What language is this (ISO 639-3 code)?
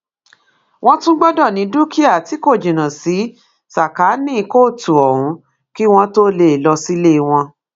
yor